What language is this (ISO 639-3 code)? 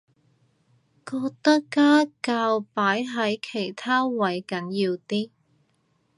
yue